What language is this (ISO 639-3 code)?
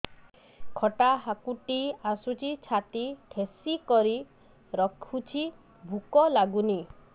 ori